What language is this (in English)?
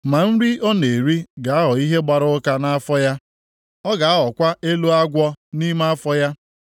Igbo